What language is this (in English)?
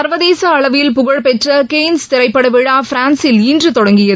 Tamil